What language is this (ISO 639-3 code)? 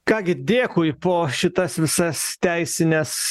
lit